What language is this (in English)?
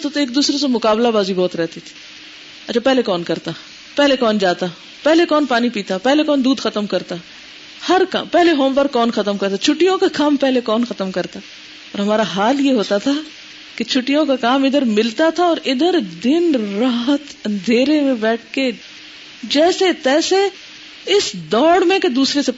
Urdu